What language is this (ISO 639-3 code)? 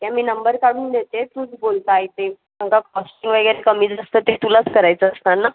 mar